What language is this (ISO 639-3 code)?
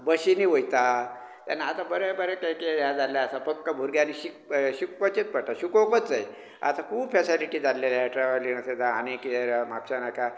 kok